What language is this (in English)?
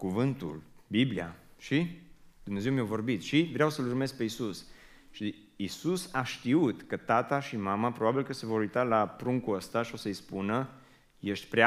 Romanian